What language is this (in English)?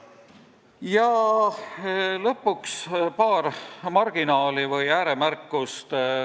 Estonian